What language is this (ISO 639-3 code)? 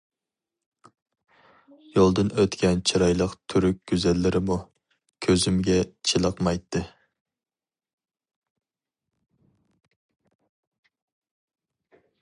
uig